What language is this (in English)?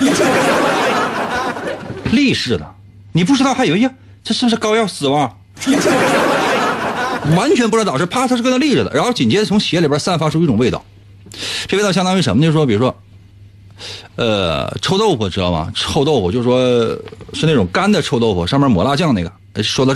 Chinese